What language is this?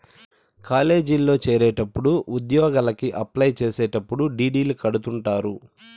Telugu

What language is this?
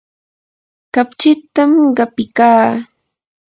Yanahuanca Pasco Quechua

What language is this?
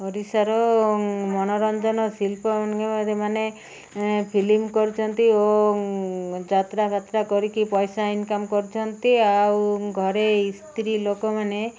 Odia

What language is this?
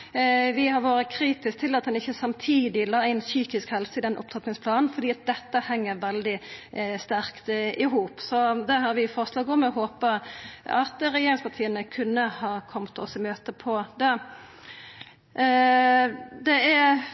Norwegian Nynorsk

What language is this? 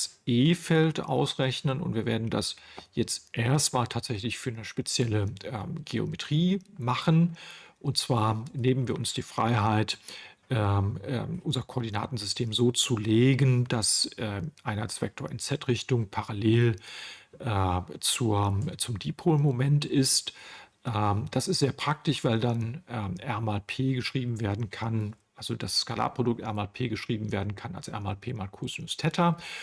German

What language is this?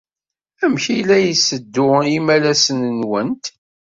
Kabyle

